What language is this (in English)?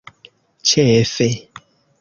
Esperanto